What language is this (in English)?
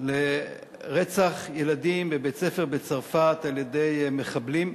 Hebrew